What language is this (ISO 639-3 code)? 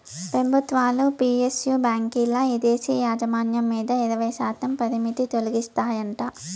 tel